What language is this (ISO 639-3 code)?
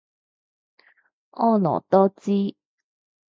yue